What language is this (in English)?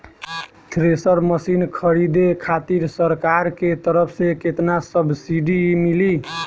Bhojpuri